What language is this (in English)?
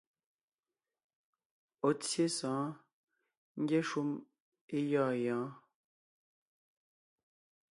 Ngiemboon